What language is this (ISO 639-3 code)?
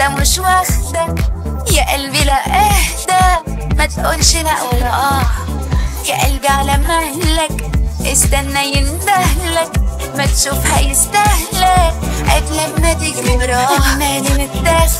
ara